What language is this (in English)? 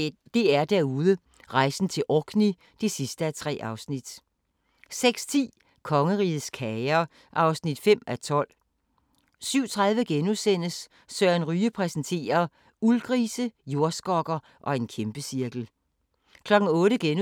Danish